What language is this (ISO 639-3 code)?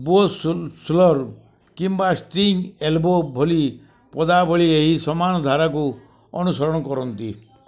ori